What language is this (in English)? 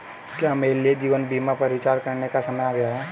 Hindi